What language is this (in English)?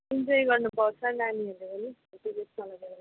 Nepali